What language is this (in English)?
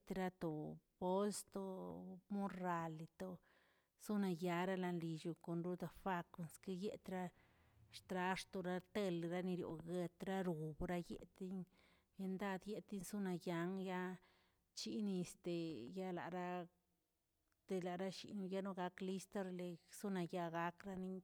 Tilquiapan Zapotec